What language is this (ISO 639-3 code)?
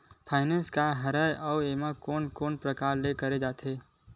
hne